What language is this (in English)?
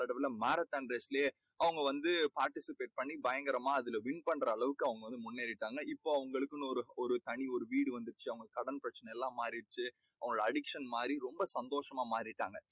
Tamil